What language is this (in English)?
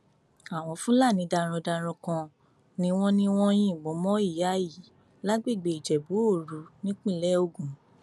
Yoruba